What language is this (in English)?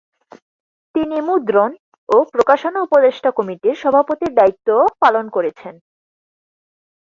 Bangla